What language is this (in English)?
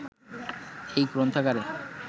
Bangla